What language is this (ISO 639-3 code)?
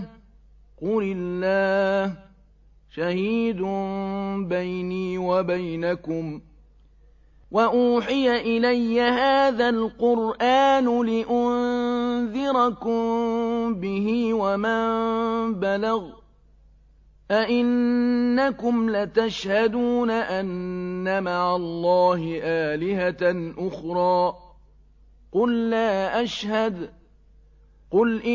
ara